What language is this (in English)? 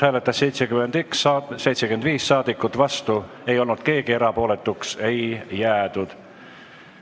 Estonian